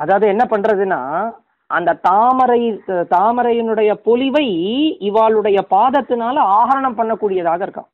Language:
Tamil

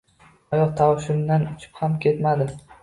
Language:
Uzbek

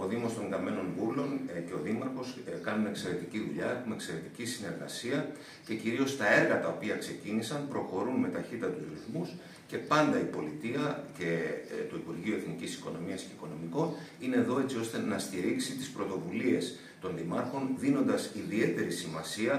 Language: Greek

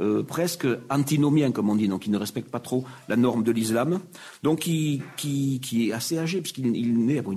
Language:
French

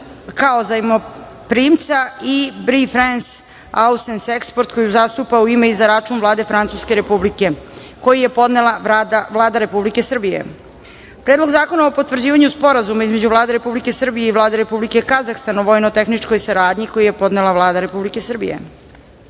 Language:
Serbian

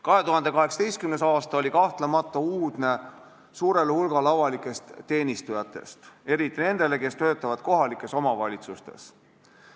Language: Estonian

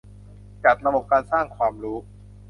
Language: Thai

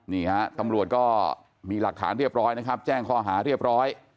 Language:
Thai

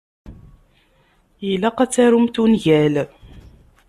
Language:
Kabyle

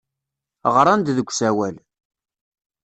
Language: Kabyle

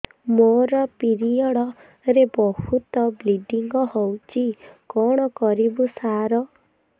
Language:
Odia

